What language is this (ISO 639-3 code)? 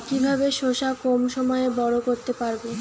ben